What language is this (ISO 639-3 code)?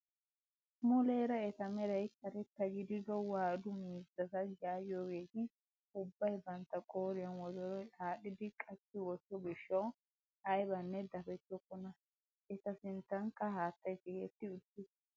wal